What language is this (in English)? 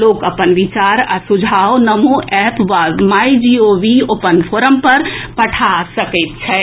Maithili